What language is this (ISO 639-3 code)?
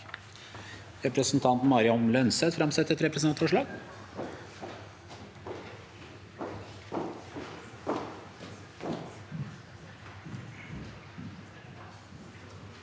nor